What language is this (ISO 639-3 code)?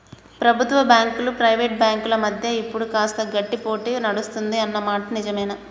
tel